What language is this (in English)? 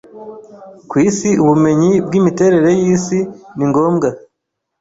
Kinyarwanda